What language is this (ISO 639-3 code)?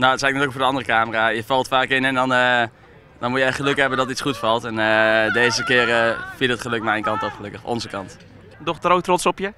nld